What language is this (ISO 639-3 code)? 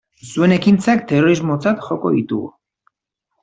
eus